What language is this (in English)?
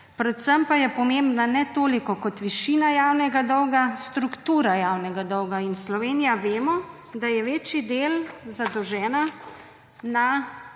Slovenian